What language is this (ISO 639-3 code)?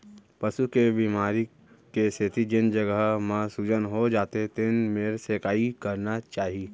hne